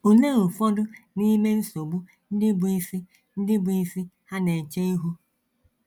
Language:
Igbo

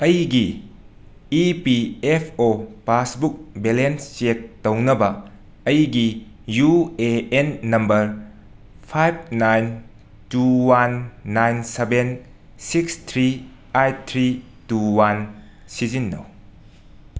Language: Manipuri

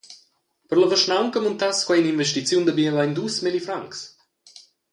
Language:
Romansh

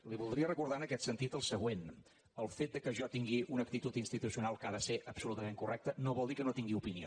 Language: Catalan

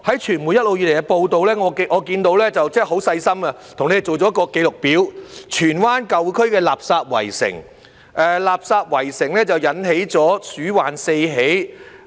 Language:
Cantonese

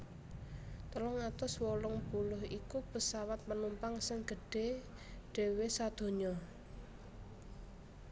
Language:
Javanese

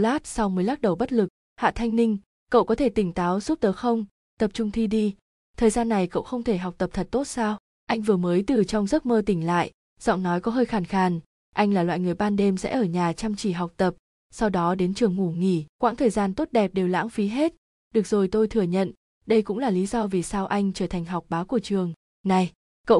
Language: Vietnamese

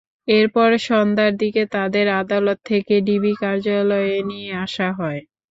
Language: Bangla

